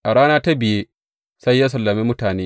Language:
Hausa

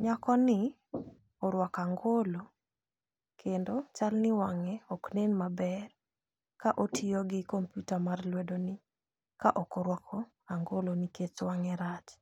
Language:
Luo (Kenya and Tanzania)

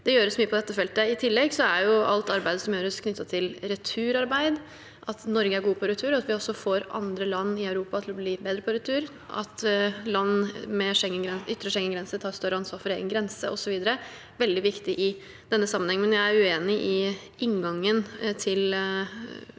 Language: Norwegian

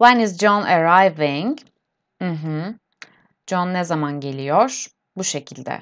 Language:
Turkish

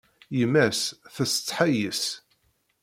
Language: Kabyle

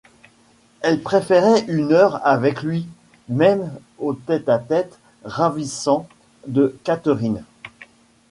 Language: French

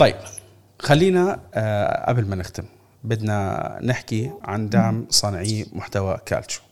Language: Arabic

